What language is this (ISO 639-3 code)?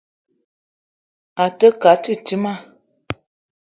eto